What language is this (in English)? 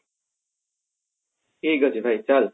Odia